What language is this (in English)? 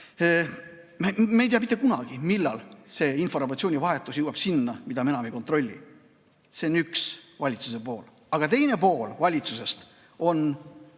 Estonian